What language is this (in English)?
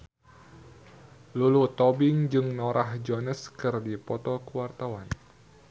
Sundanese